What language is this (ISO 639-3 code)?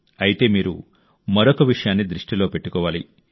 tel